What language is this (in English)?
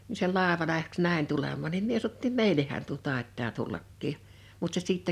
Finnish